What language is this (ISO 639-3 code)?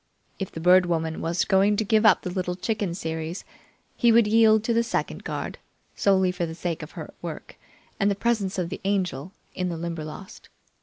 eng